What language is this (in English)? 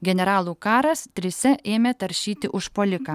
Lithuanian